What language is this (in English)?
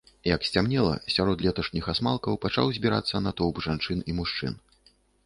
Belarusian